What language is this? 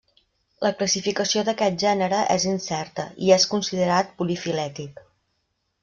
Catalan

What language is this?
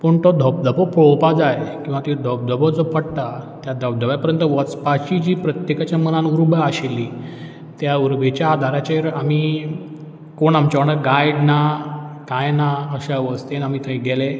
Konkani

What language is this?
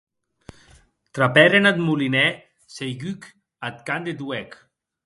Occitan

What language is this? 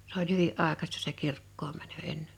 Finnish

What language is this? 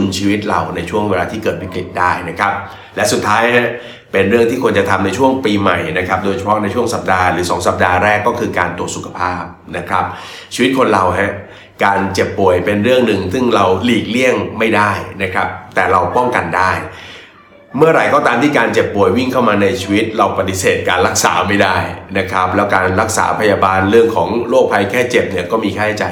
Thai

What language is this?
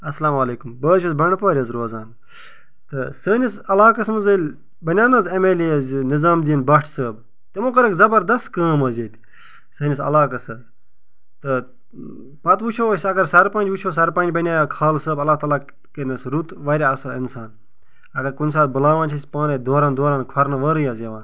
Kashmiri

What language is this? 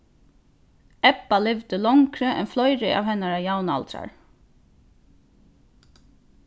Faroese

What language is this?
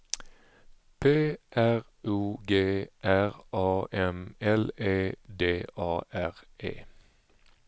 Swedish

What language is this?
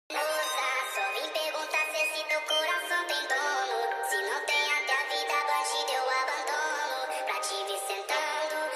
English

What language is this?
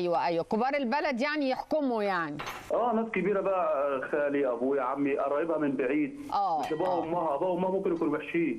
Arabic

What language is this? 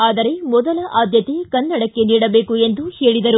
Kannada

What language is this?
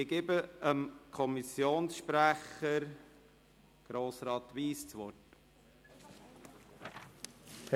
Swiss German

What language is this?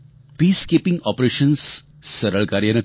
Gujarati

